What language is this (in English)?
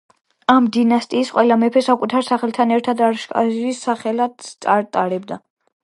Georgian